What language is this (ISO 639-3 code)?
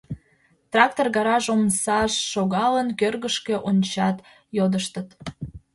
chm